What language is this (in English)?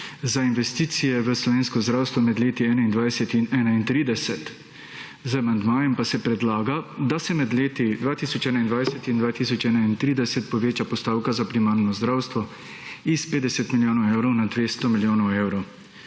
Slovenian